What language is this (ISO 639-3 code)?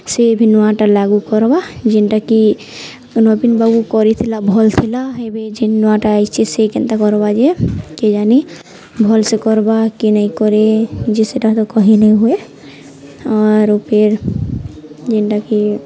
ori